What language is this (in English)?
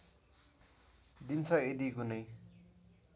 Nepali